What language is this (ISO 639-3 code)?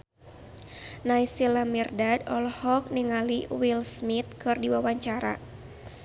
sun